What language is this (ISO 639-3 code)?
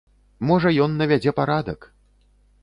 bel